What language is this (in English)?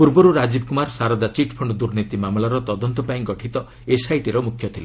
Odia